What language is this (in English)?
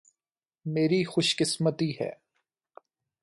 Urdu